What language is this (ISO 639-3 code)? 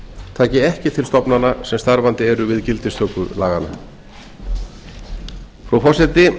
isl